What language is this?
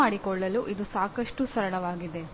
Kannada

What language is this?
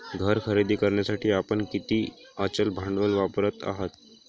Marathi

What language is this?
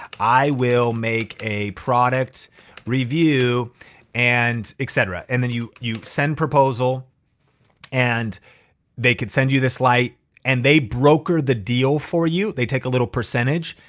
English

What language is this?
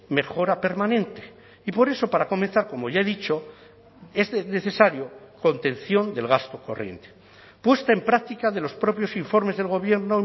Spanish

